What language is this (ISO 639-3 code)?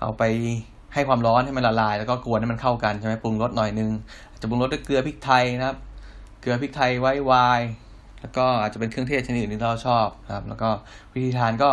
tha